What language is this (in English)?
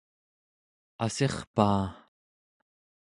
Central Yupik